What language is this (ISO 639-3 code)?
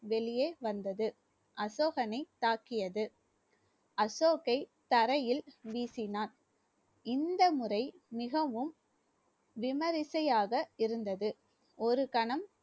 tam